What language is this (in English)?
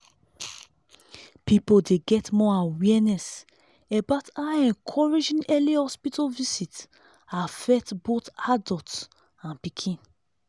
Nigerian Pidgin